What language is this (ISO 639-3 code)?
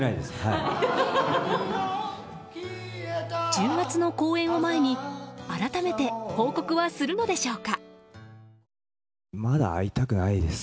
jpn